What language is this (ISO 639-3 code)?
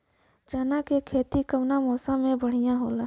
bho